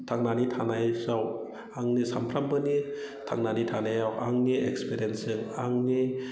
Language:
Bodo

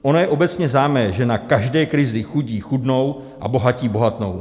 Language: Czech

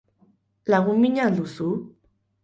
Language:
Basque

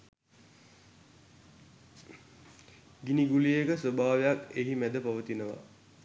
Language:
Sinhala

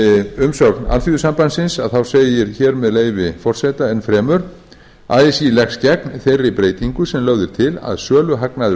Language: Icelandic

